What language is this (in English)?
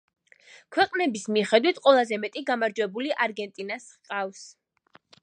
Georgian